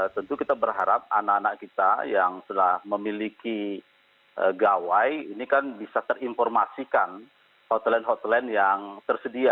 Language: Indonesian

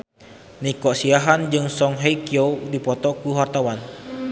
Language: Sundanese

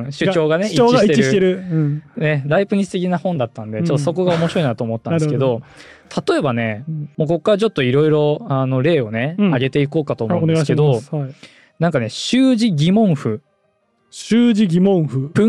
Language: Japanese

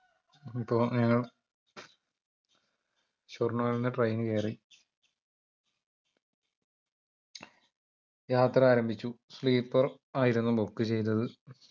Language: Malayalam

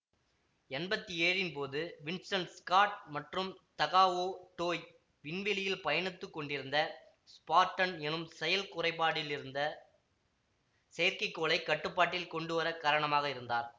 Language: Tamil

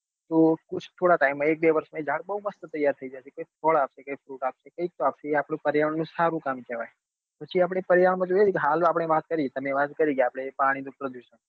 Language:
Gujarati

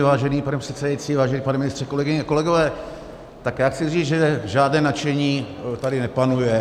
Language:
Czech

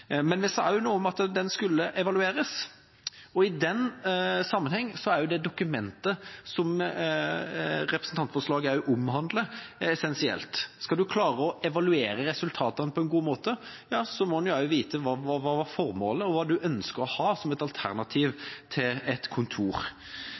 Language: Norwegian Bokmål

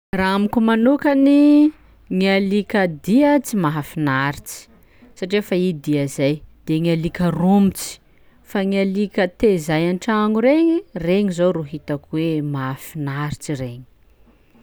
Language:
Sakalava Malagasy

